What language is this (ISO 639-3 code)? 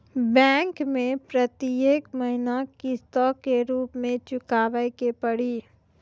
mai